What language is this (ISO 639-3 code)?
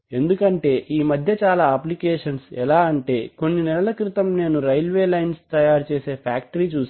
tel